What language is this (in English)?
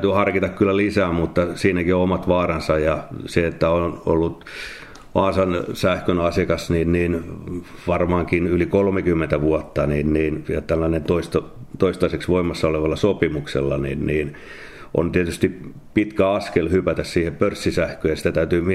Finnish